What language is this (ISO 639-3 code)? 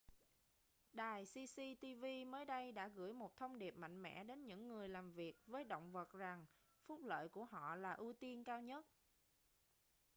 vie